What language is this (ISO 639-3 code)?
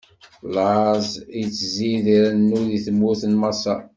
kab